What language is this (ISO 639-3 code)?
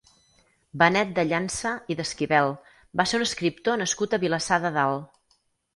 cat